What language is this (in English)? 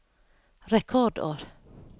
Norwegian